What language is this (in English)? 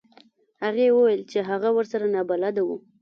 Pashto